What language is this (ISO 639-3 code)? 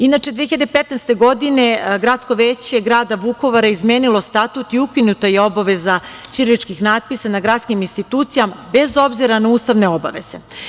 srp